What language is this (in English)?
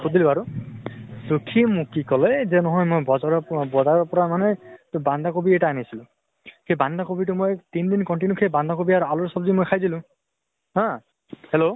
Assamese